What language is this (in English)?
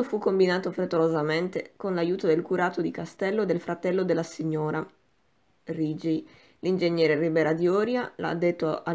Italian